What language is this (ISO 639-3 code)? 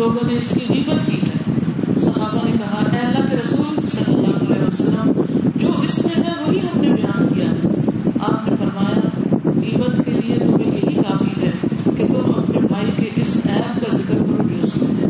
urd